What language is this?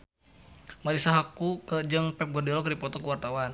Sundanese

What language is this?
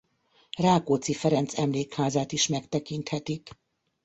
Hungarian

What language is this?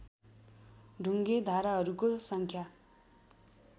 Nepali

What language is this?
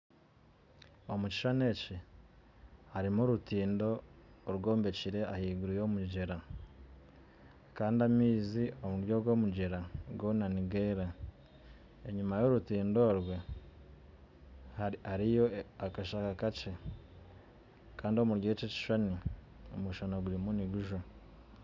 Nyankole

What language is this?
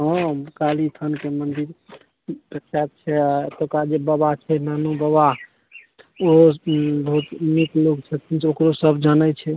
Maithili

